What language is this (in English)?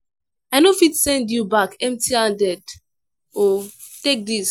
Nigerian Pidgin